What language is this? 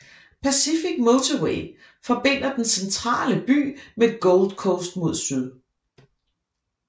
Danish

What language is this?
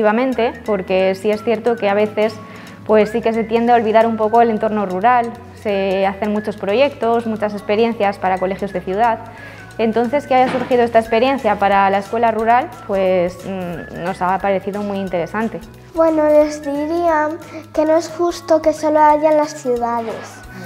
Spanish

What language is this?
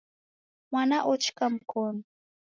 Taita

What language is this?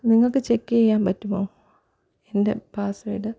Malayalam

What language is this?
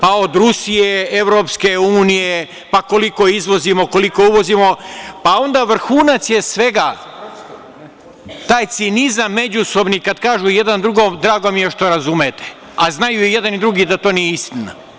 Serbian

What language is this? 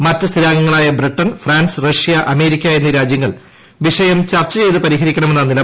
Malayalam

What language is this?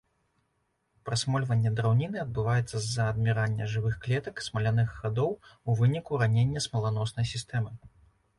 Belarusian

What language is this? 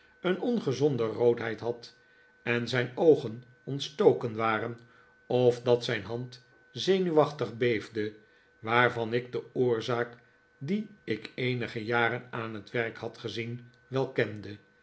Dutch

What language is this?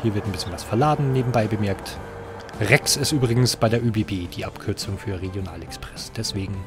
German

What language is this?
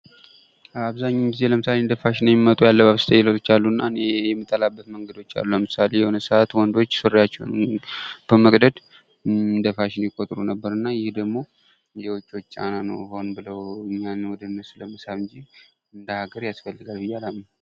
Amharic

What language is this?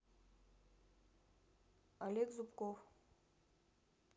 Russian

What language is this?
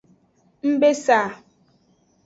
Aja (Benin)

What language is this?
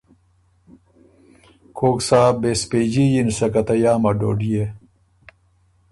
Ormuri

